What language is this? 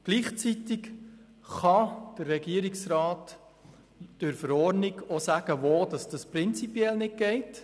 Swiss German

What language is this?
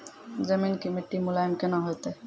Maithili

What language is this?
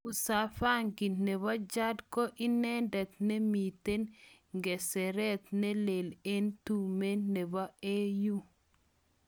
Kalenjin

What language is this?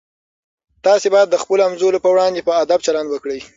Pashto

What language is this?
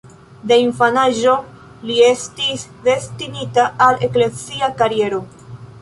Esperanto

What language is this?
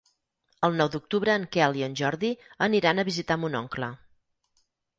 Catalan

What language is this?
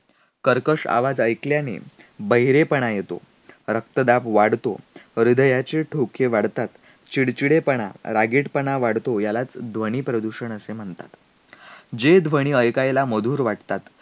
Marathi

